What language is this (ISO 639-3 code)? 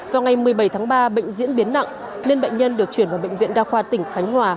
vie